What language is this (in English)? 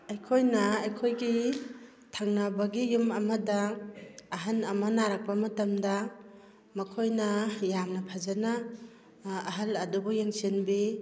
Manipuri